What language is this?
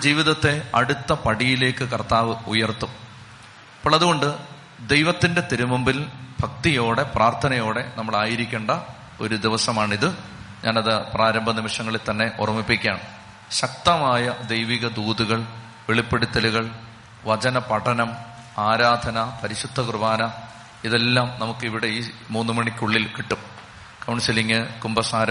Malayalam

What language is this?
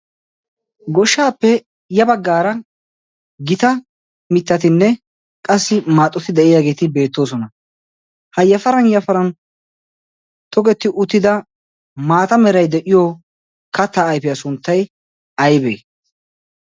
Wolaytta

